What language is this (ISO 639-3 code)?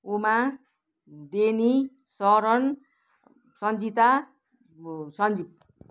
nep